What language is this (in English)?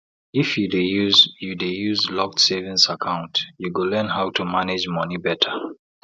Nigerian Pidgin